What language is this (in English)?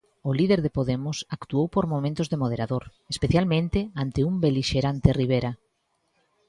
Galician